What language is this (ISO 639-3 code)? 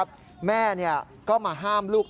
tha